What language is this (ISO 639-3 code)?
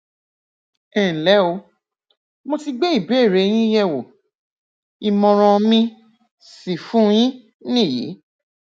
yor